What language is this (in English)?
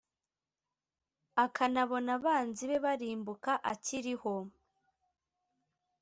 Kinyarwanda